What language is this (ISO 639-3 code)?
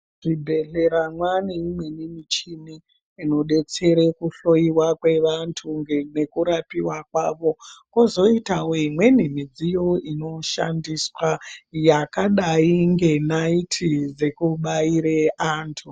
ndc